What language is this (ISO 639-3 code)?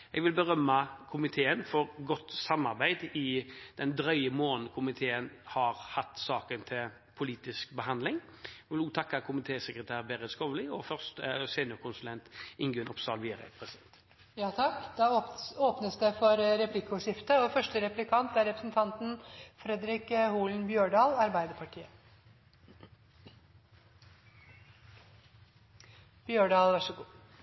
nor